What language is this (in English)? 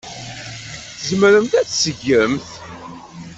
Kabyle